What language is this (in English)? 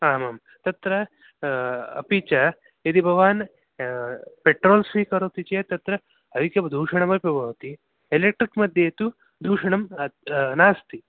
Sanskrit